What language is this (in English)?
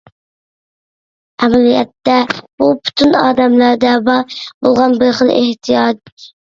Uyghur